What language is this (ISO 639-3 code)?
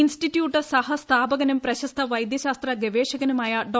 mal